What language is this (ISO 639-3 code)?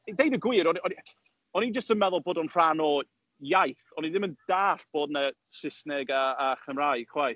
cym